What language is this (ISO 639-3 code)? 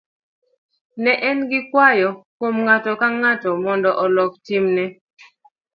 luo